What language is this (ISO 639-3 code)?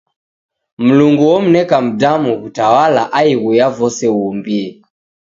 dav